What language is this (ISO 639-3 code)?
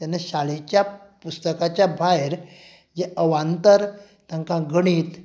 kok